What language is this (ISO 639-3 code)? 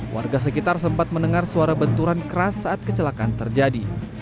ind